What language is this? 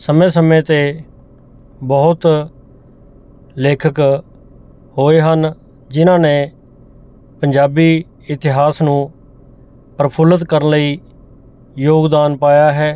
Punjabi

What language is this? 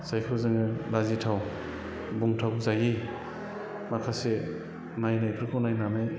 Bodo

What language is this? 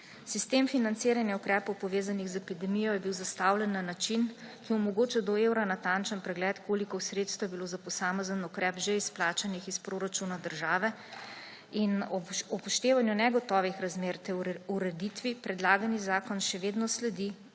Slovenian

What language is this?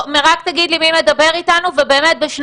Hebrew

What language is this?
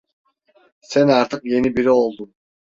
Turkish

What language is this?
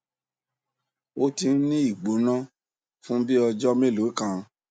Yoruba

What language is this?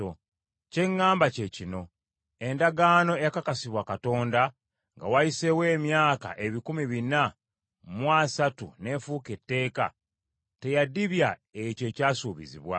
Ganda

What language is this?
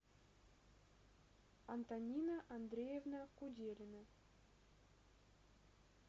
Russian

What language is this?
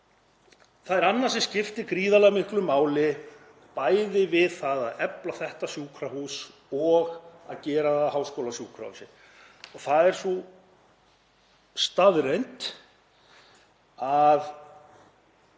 Icelandic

